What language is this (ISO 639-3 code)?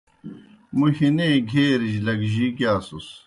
plk